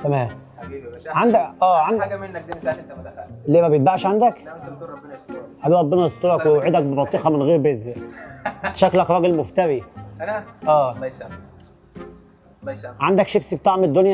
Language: Arabic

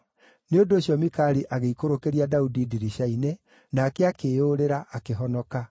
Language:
Kikuyu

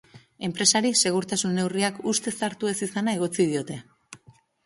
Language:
Basque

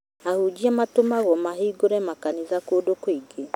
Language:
Kikuyu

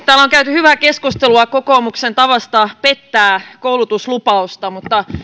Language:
Finnish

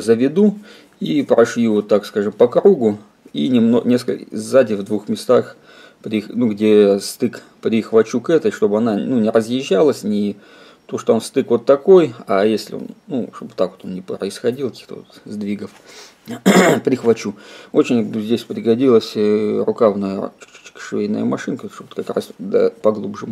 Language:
Russian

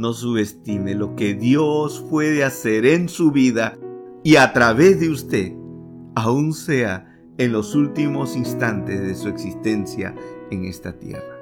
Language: Spanish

